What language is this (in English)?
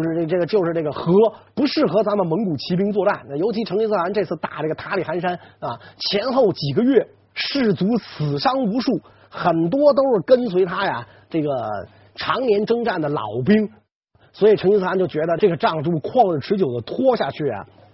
Chinese